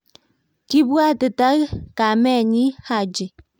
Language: Kalenjin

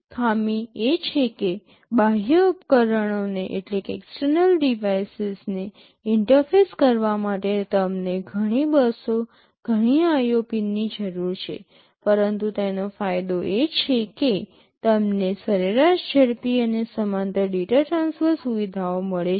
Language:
Gujarati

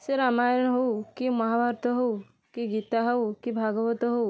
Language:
Odia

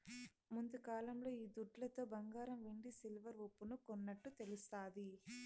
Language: Telugu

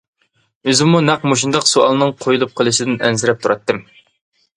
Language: Uyghur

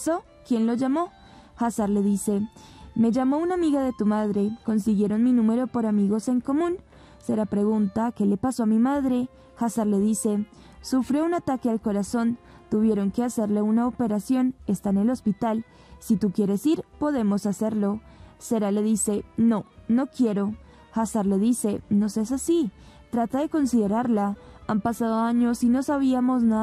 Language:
Spanish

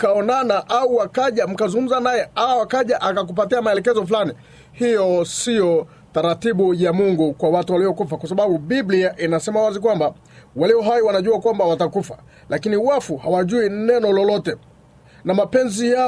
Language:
Swahili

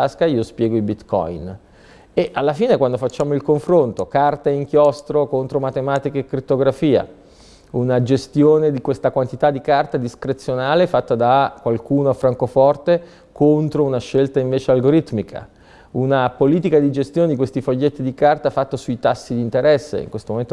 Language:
Italian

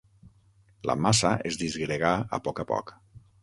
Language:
Catalan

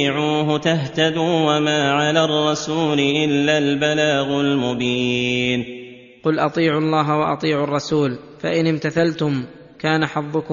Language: Arabic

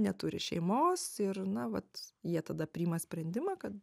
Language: Lithuanian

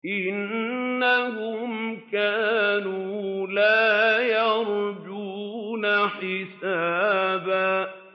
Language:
Arabic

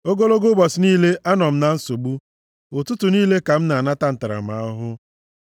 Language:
Igbo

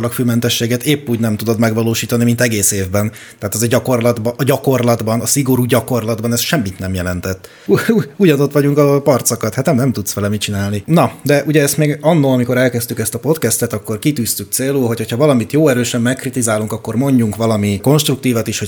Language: Hungarian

